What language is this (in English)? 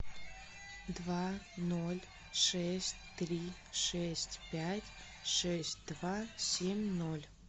Russian